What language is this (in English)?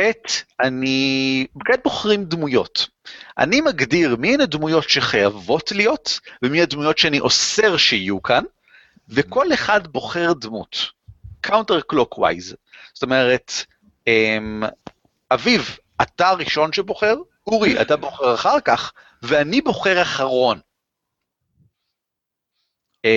Hebrew